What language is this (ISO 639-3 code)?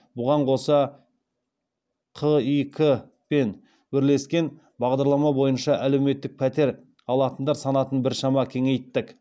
kaz